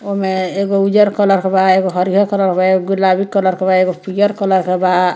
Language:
Bhojpuri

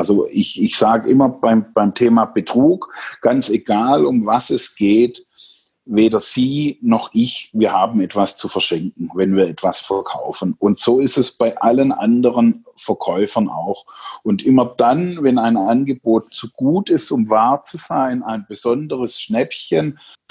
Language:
German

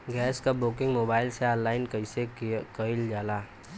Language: Bhojpuri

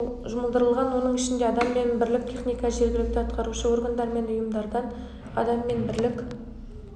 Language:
Kazakh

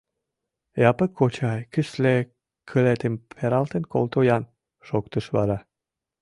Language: Mari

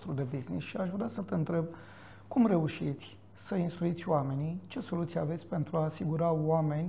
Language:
Romanian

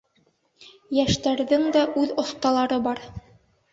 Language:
Bashkir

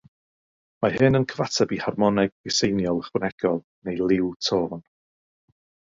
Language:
Welsh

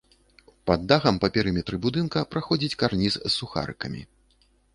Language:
Belarusian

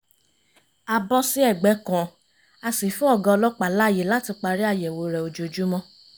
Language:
Yoruba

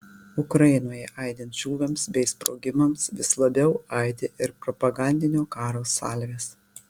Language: Lithuanian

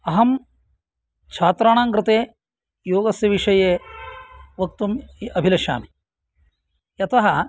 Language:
Sanskrit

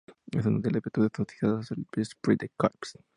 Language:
Spanish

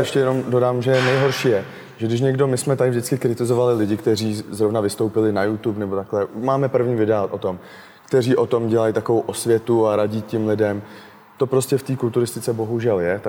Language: Czech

